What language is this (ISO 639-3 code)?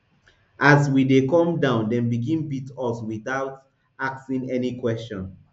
pcm